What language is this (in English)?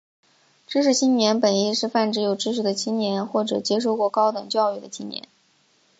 Chinese